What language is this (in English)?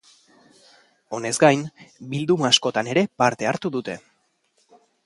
Basque